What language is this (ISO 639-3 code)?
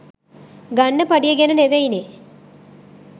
sin